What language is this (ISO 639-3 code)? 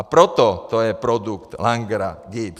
ces